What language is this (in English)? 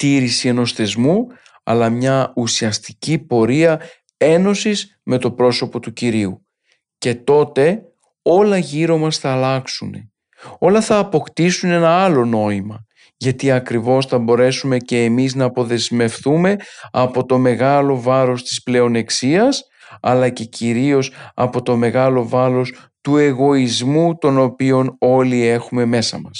Greek